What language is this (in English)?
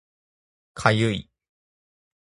Japanese